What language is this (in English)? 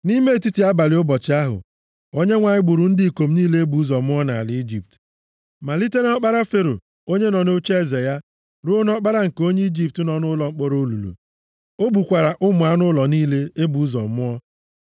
Igbo